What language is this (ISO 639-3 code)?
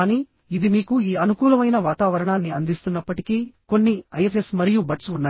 tel